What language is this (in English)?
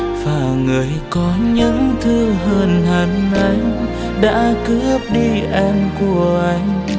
Vietnamese